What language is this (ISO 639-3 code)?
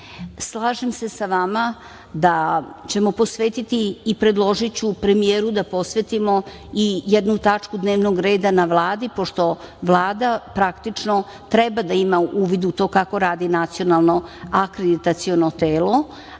srp